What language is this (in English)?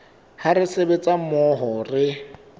Southern Sotho